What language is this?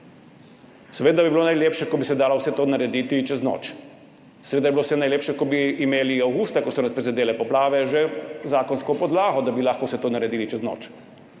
Slovenian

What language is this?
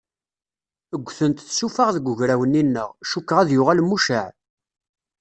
Kabyle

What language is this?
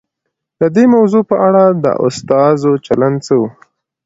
Pashto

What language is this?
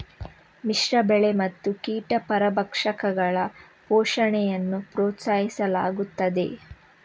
Kannada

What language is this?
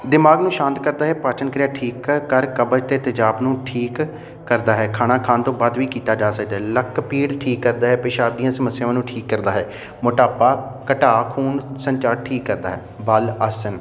Punjabi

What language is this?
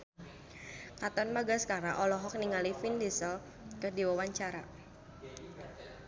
Sundanese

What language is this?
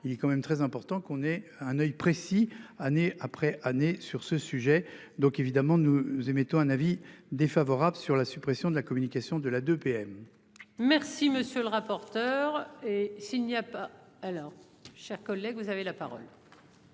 French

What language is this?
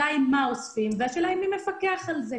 Hebrew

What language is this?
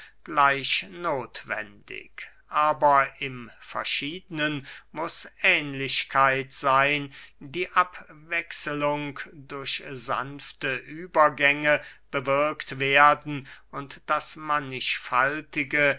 German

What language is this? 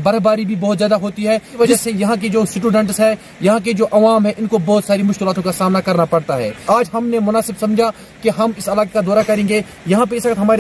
Romanian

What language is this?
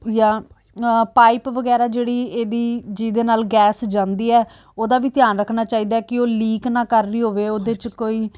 Punjabi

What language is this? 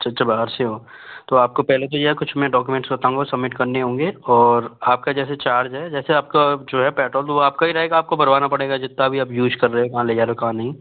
Hindi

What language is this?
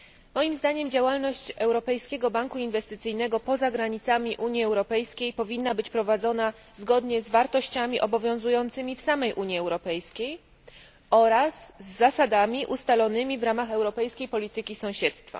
Polish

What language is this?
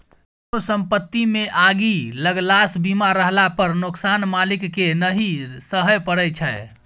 Maithili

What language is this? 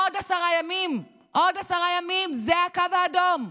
Hebrew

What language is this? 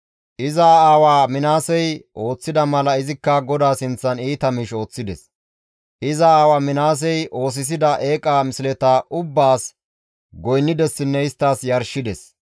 Gamo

